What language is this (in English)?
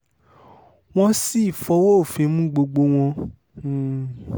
Yoruba